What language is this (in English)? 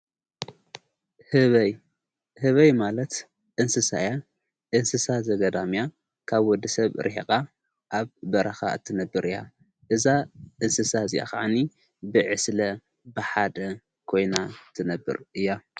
Tigrinya